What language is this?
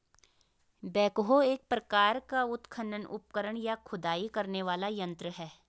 Hindi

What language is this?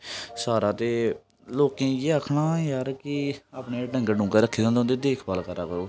Dogri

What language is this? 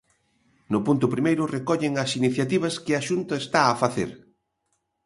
Galician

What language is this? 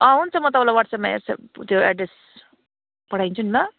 Nepali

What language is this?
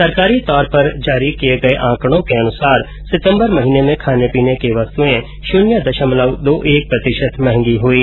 Hindi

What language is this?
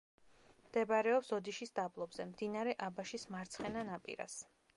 Georgian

